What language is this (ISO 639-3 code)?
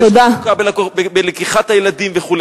heb